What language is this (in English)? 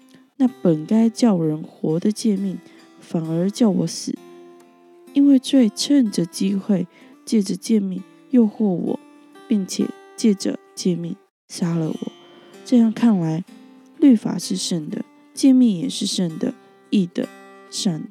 Chinese